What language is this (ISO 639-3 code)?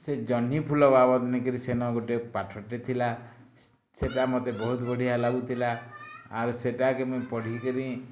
ori